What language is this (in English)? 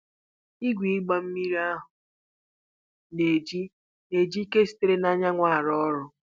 Igbo